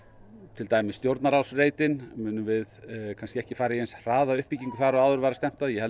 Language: Icelandic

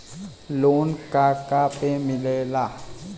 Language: Bhojpuri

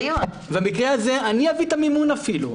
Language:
Hebrew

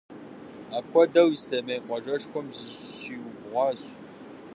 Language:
Kabardian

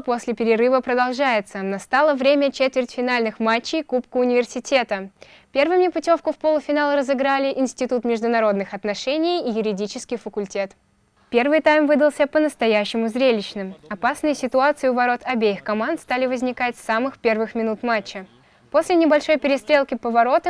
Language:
Russian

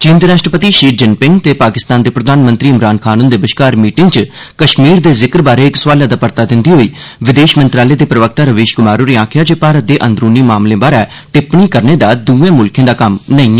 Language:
Dogri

